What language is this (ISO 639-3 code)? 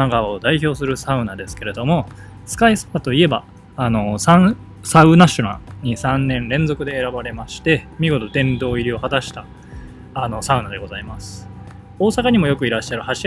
jpn